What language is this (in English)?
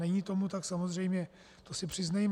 Czech